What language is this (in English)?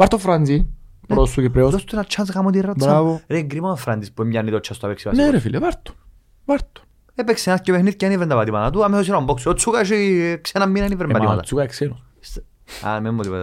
Greek